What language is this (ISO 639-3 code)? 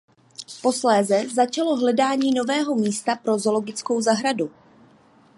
ces